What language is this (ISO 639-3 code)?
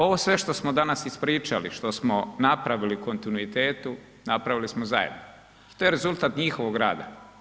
hrv